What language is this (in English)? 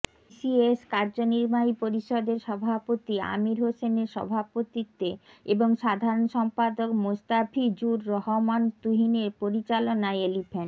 Bangla